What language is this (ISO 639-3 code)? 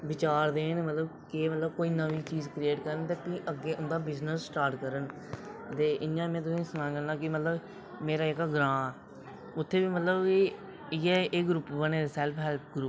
doi